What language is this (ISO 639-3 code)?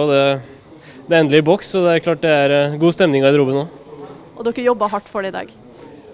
nor